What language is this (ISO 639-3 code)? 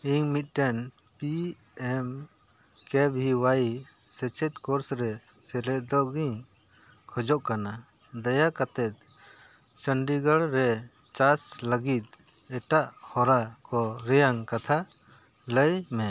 sat